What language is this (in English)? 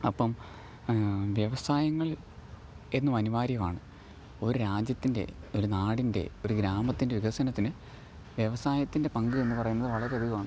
Malayalam